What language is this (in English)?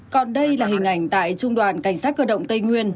Vietnamese